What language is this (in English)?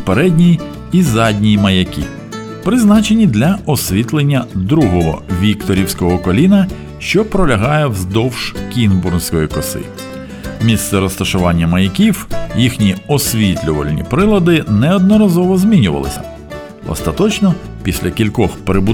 Ukrainian